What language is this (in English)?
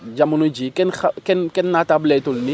Wolof